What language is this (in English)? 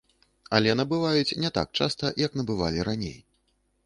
Belarusian